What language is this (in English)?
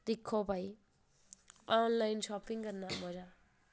Dogri